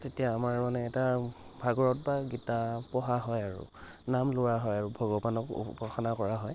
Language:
Assamese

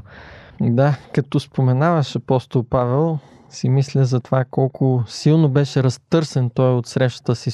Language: Bulgarian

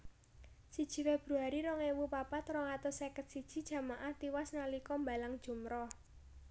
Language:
Javanese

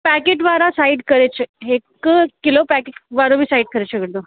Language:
Sindhi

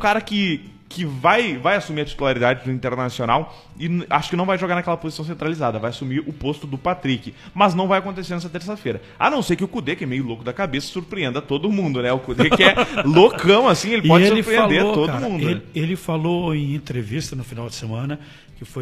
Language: Portuguese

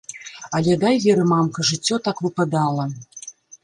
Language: Belarusian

